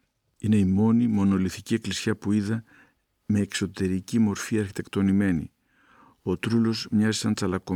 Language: Greek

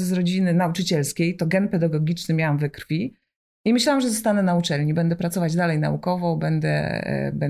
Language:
Polish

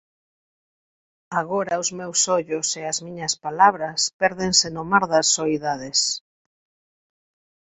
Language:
Galician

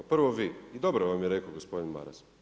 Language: Croatian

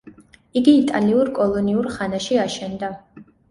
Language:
Georgian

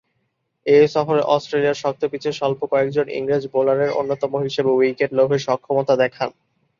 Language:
Bangla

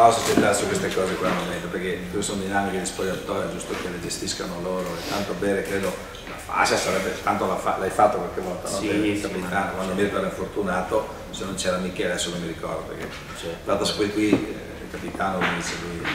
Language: Italian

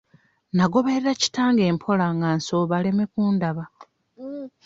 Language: Ganda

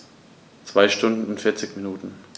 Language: German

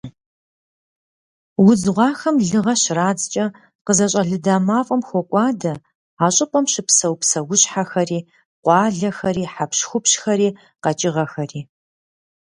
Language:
Kabardian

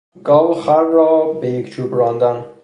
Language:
Persian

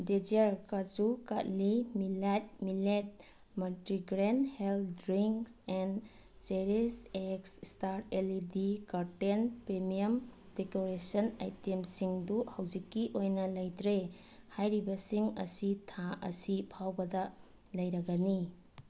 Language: Manipuri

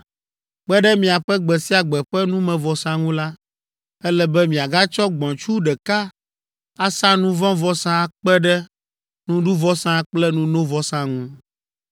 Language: Ewe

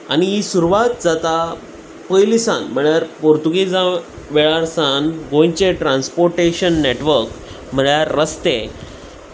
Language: Konkani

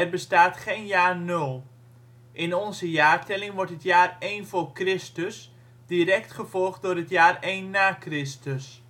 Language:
Dutch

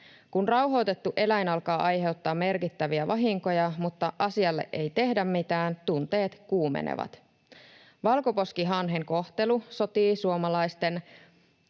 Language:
Finnish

